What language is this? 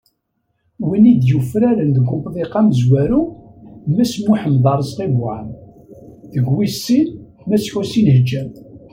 Kabyle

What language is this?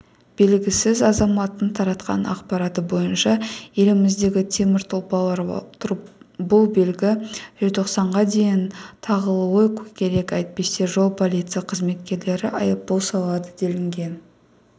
Kazakh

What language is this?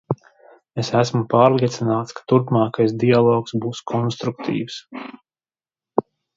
Latvian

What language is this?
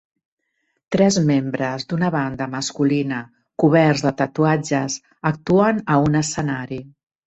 Catalan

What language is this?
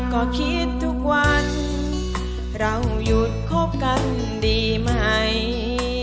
Thai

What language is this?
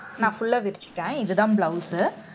Tamil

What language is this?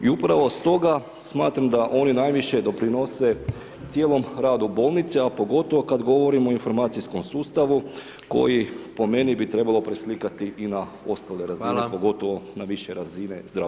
Croatian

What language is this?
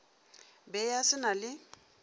Northern Sotho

